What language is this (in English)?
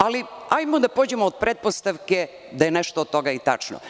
Serbian